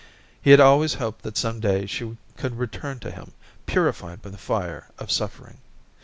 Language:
English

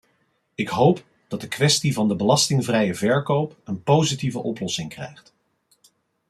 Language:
Dutch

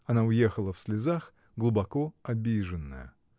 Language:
Russian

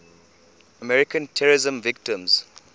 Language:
English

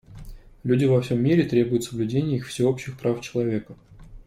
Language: Russian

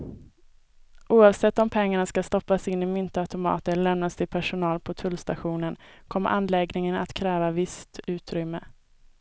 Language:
Swedish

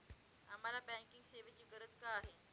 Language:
Marathi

